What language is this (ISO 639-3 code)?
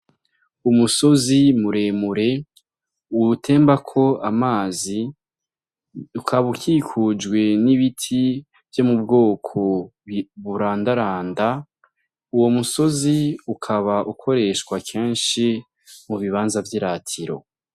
run